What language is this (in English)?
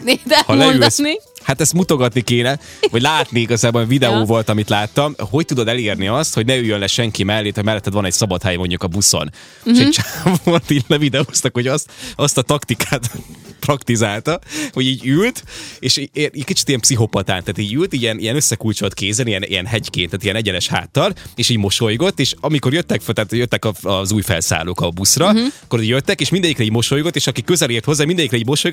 Hungarian